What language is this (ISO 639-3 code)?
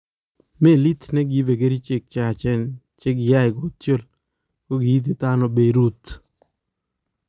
kln